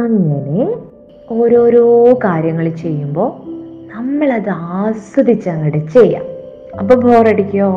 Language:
Malayalam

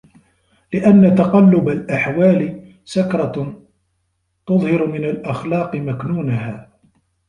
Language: Arabic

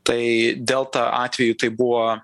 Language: Lithuanian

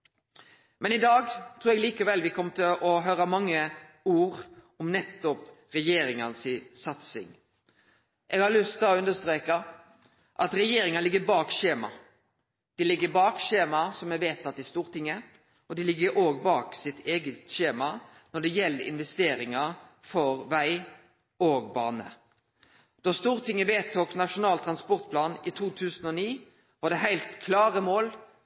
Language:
Norwegian Nynorsk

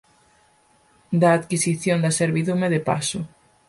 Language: Galician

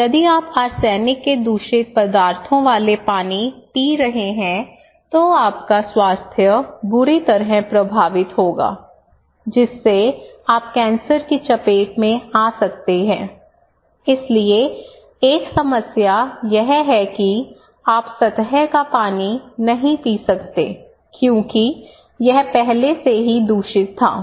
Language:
Hindi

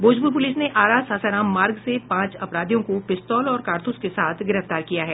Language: Hindi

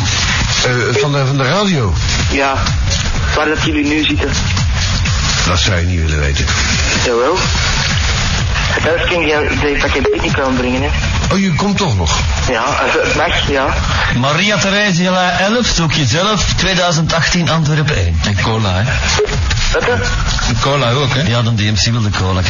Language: Dutch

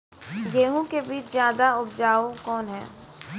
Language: Maithili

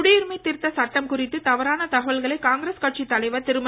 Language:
Tamil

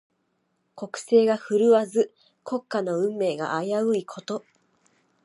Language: Japanese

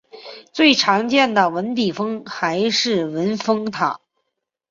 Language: Chinese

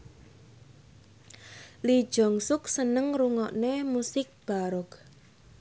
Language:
Javanese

